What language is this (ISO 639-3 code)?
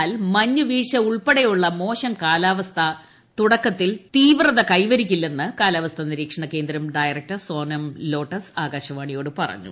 mal